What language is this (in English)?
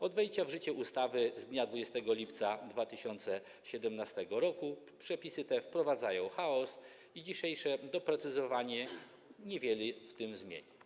Polish